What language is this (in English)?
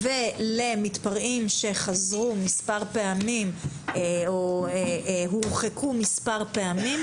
Hebrew